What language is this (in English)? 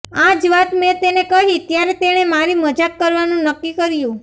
Gujarati